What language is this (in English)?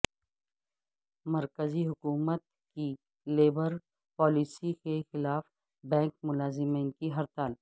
Urdu